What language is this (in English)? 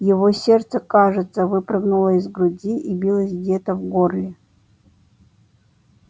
Russian